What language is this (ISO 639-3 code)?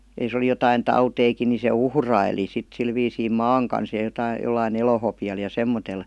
fin